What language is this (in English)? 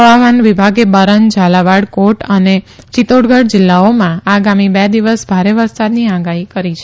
Gujarati